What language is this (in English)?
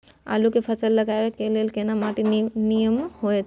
Maithili